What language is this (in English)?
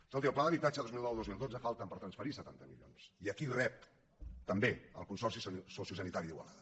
Catalan